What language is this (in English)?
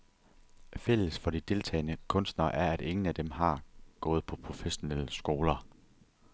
Danish